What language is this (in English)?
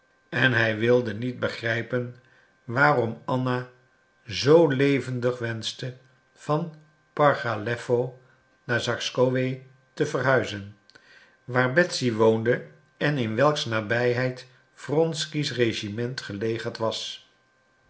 Dutch